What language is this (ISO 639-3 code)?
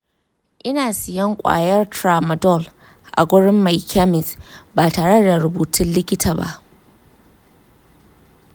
hau